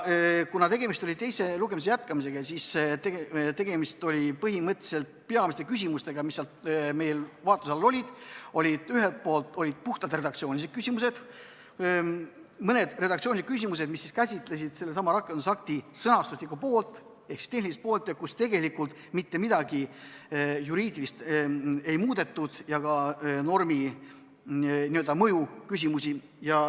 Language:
Estonian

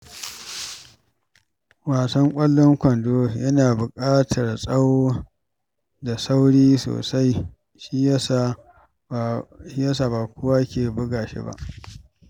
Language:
Hausa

